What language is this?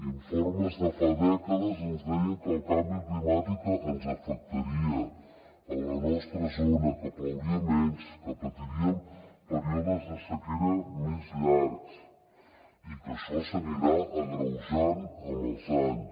Catalan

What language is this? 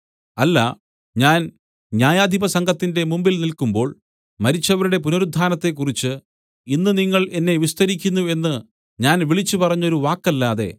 Malayalam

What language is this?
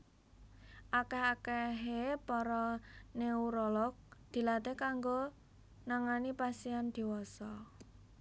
Javanese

